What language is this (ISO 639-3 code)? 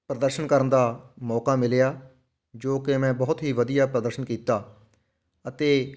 pan